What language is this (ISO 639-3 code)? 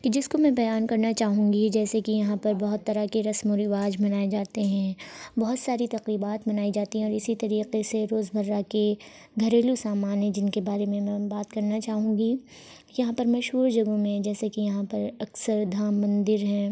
urd